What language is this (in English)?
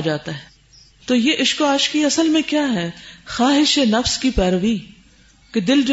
Urdu